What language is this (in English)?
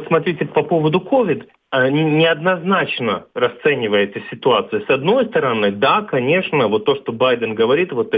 Russian